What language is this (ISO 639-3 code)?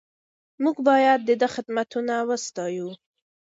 pus